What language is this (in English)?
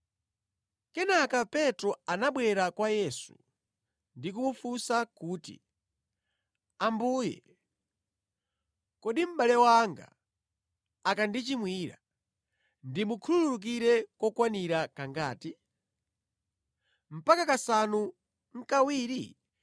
Nyanja